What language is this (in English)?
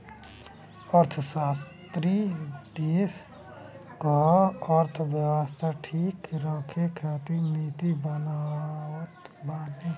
Bhojpuri